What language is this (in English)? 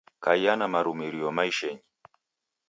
Taita